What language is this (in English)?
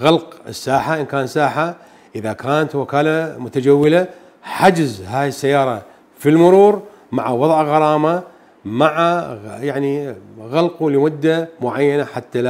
Arabic